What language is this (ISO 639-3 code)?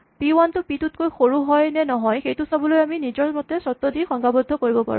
asm